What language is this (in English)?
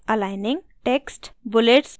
Hindi